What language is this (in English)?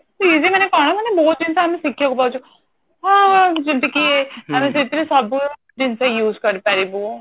Odia